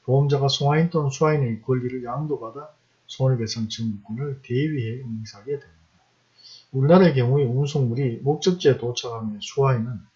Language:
Korean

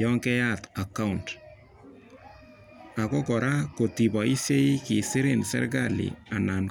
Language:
Kalenjin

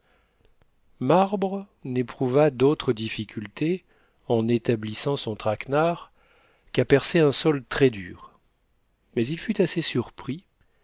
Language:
French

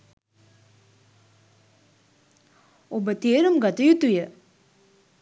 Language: Sinhala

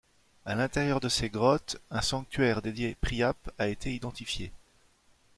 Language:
French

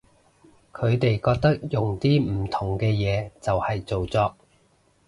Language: Cantonese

